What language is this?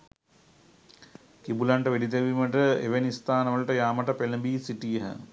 Sinhala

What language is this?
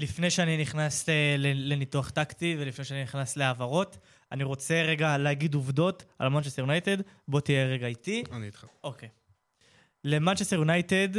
Hebrew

